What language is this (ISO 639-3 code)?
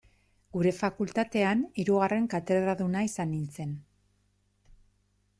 eus